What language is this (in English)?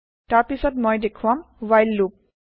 Assamese